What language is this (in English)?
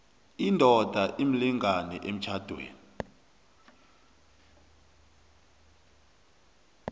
South Ndebele